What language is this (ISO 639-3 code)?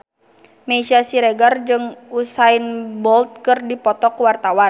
sun